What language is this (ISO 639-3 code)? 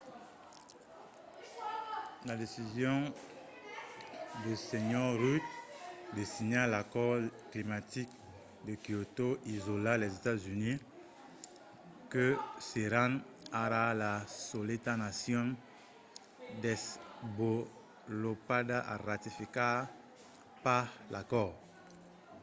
oci